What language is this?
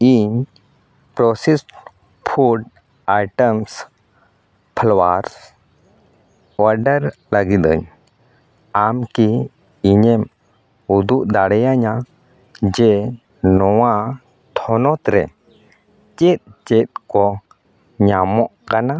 Santali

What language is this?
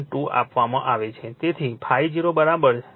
Gujarati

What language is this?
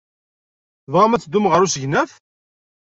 Kabyle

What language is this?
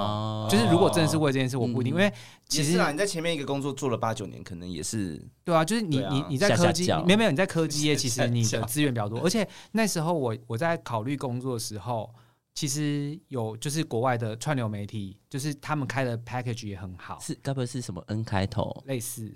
Chinese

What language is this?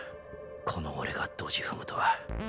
Japanese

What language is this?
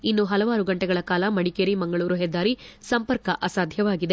Kannada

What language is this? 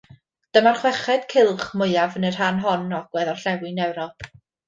Welsh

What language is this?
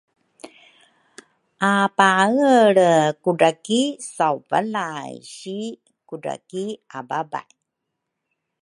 Rukai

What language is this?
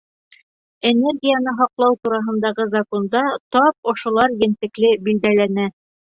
Bashkir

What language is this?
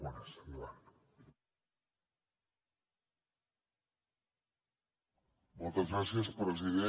Catalan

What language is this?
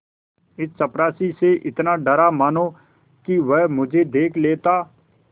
Hindi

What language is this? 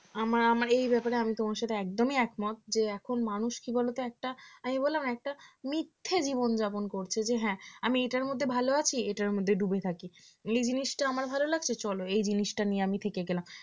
Bangla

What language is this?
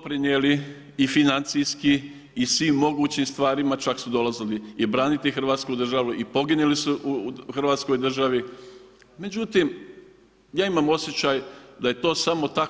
Croatian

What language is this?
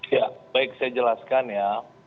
Indonesian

